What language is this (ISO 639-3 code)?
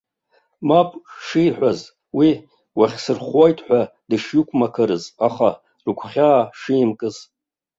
abk